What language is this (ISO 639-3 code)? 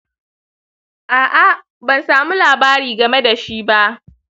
hau